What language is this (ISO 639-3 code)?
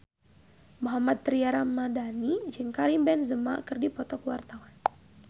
sun